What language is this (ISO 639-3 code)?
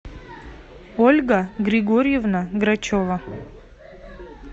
rus